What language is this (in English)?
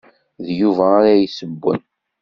Kabyle